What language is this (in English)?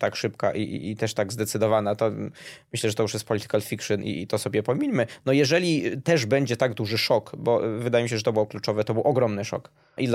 Polish